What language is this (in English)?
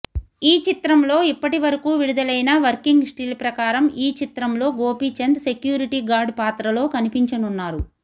Telugu